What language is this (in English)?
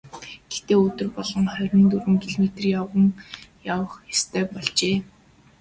Mongolian